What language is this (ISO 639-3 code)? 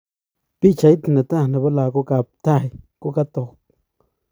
kln